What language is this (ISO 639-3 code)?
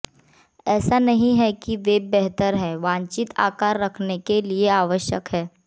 hin